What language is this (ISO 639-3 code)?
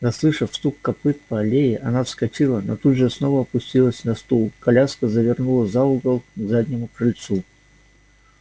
rus